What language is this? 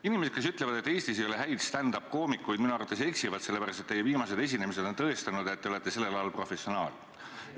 Estonian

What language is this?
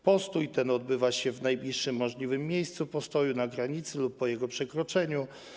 Polish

